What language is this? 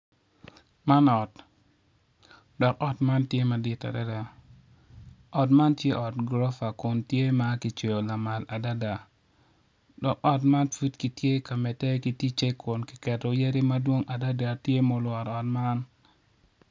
Acoli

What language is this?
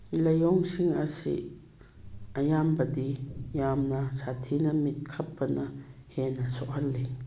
Manipuri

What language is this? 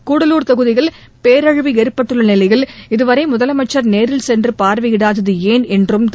Tamil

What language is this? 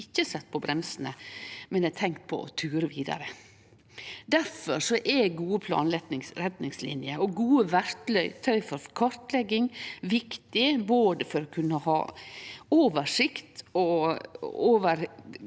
Norwegian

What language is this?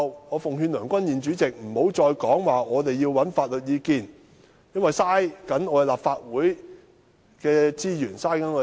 Cantonese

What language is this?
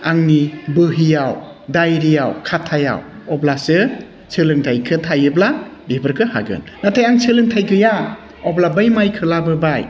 Bodo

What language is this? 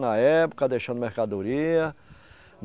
Portuguese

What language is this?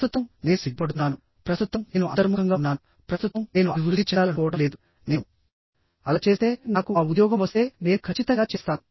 Telugu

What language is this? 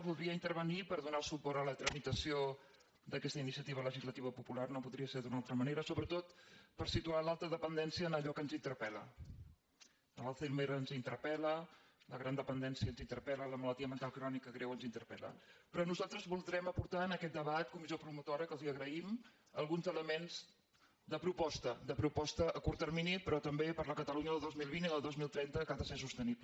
Catalan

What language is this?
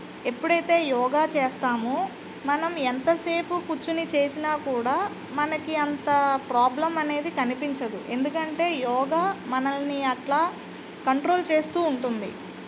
Telugu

